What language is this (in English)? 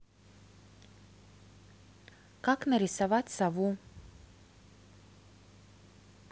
Russian